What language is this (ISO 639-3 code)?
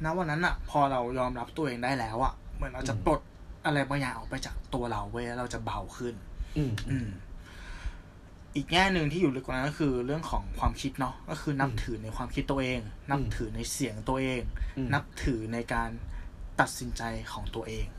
tha